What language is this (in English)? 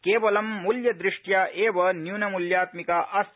Sanskrit